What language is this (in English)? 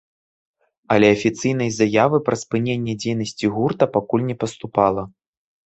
Belarusian